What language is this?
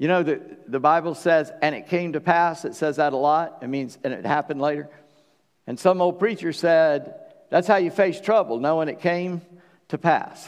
English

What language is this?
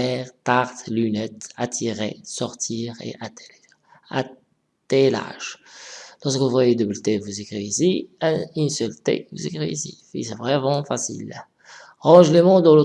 French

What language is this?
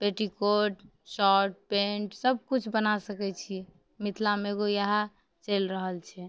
Maithili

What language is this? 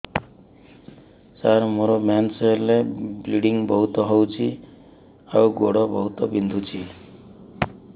Odia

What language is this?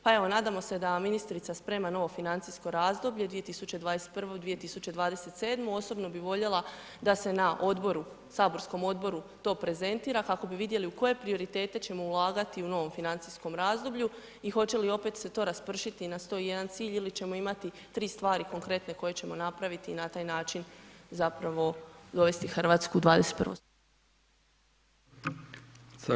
Croatian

